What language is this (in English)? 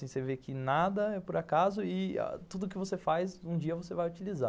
Portuguese